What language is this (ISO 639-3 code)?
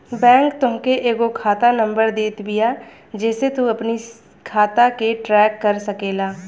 bho